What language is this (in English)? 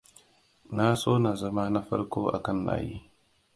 Hausa